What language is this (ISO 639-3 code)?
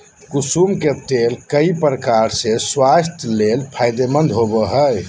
mag